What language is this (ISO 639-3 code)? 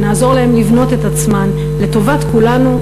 heb